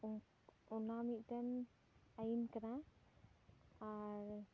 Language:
Santali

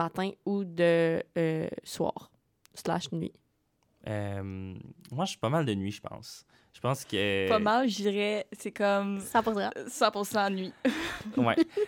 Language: French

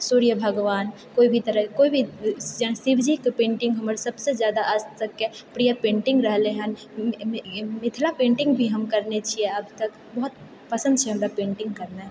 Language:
Maithili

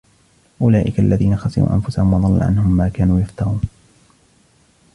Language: Arabic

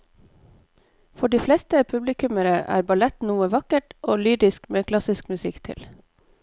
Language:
Norwegian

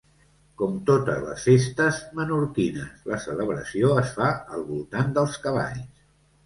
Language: Catalan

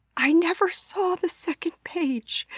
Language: English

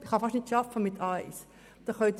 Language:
Swiss German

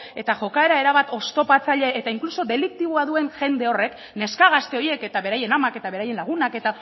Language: Basque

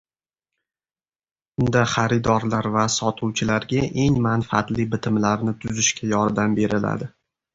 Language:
Uzbek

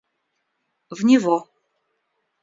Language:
Russian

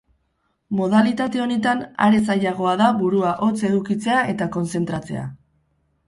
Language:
Basque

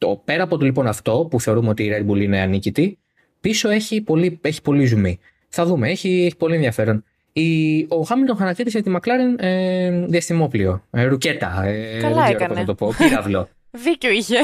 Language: Greek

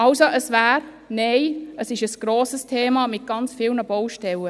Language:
Swiss German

